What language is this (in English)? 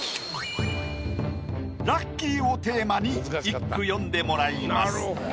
Japanese